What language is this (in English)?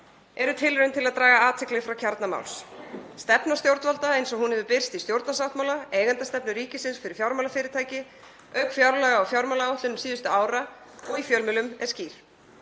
Icelandic